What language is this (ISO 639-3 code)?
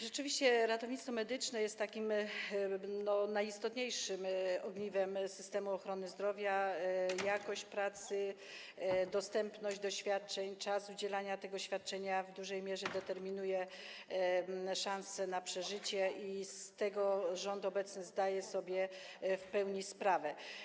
pol